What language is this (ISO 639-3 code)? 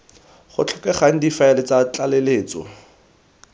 tsn